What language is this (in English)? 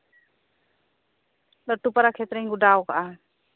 Santali